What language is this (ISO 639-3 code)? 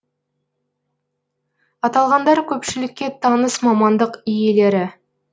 kaz